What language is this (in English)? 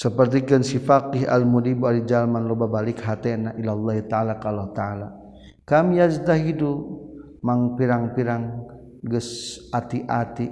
Malay